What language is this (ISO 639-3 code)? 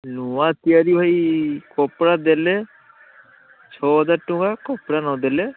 ori